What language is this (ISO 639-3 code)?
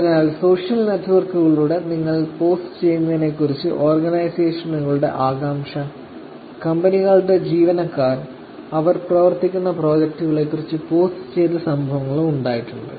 mal